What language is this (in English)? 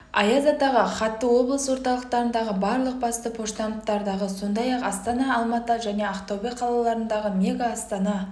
Kazakh